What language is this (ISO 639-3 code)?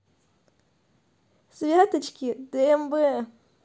rus